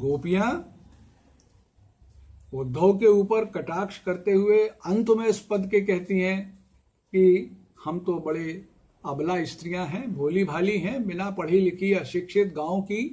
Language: Hindi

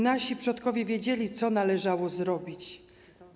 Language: Polish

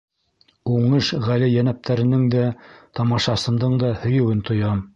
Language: Bashkir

